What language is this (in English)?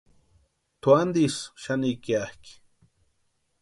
Western Highland Purepecha